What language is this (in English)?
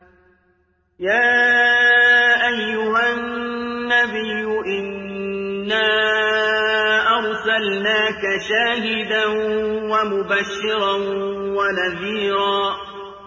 Arabic